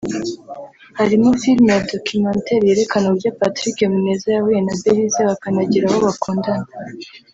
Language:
Kinyarwanda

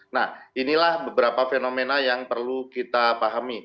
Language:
Indonesian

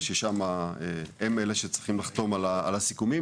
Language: Hebrew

